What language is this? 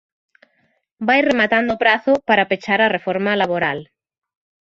Galician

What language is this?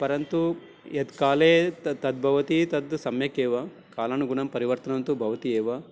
Sanskrit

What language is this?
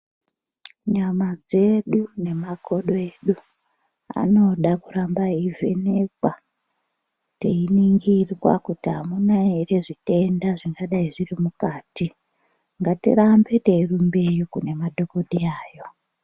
Ndau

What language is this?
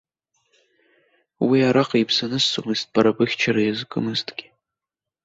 Abkhazian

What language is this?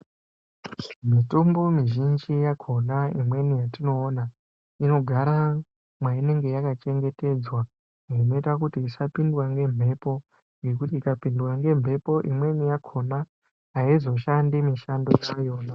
Ndau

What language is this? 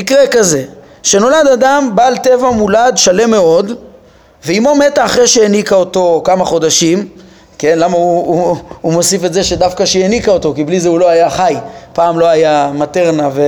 Hebrew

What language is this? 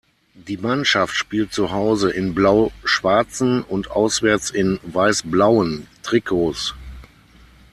German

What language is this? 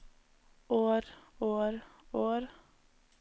Norwegian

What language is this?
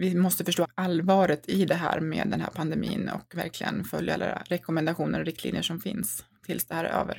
Swedish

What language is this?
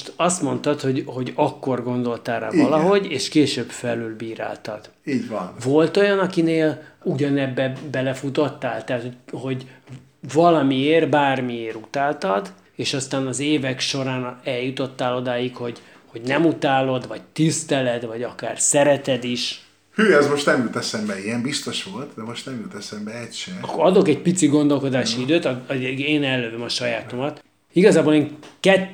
Hungarian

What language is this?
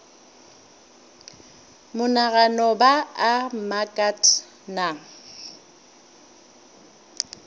Northern Sotho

